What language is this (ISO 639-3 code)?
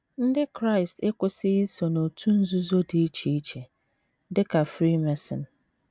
ibo